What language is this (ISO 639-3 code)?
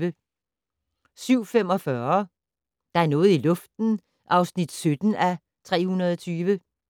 dan